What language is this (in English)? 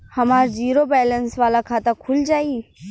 Bhojpuri